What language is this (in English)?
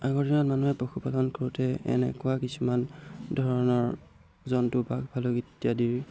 Assamese